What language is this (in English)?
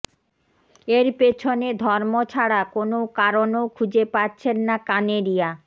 Bangla